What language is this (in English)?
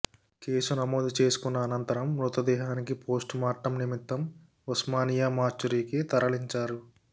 Telugu